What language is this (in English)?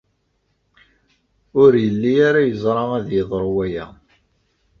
Kabyle